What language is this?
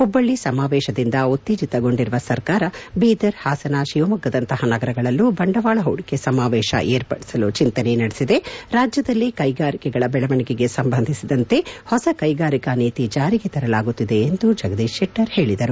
Kannada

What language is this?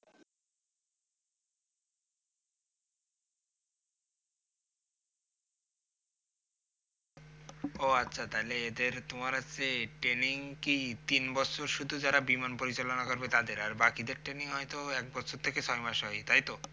Bangla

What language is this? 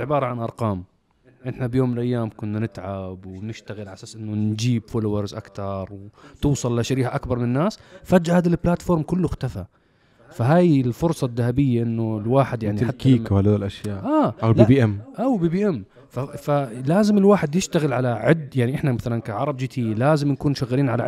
Arabic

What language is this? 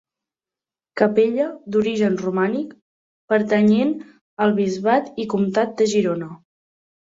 Catalan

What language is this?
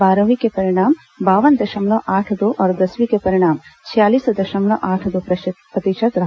Hindi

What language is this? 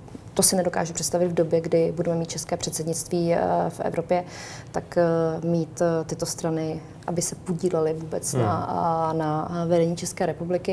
Czech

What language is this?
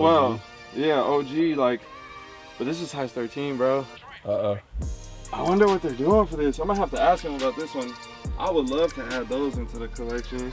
English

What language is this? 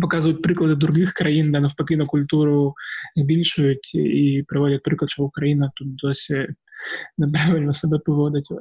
Ukrainian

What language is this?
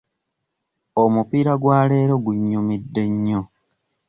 Ganda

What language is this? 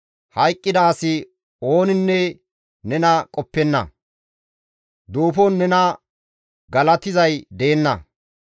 Gamo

